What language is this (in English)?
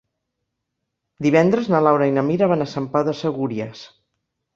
Catalan